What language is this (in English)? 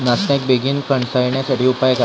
Marathi